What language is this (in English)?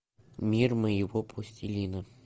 Russian